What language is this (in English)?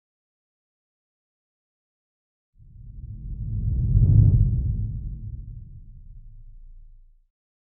Korean